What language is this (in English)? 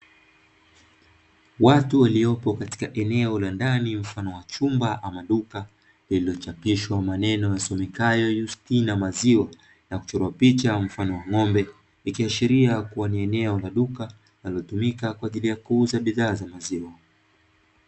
Swahili